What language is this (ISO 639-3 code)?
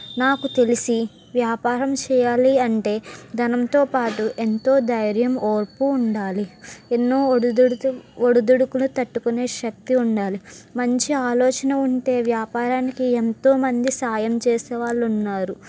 tel